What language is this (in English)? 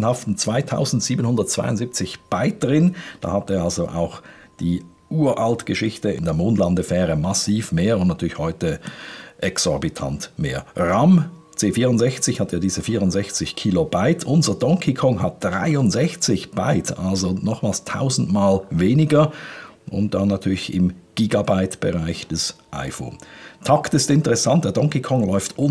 German